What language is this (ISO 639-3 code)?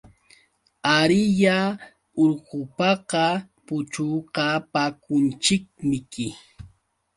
qux